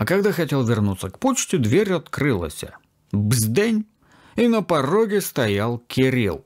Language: Russian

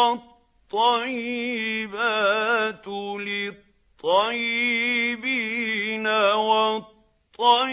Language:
Arabic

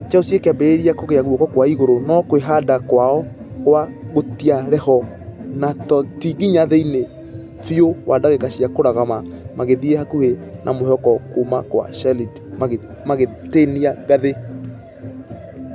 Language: Kikuyu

